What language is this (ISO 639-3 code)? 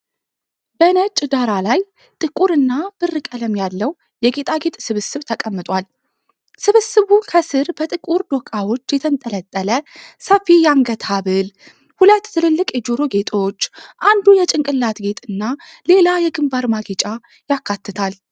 amh